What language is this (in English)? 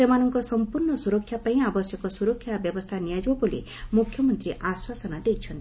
Odia